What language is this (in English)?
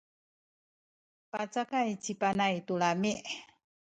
Sakizaya